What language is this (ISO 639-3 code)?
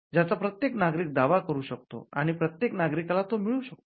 mar